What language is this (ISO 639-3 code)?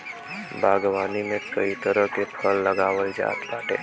bho